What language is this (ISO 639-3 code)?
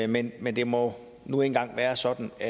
dan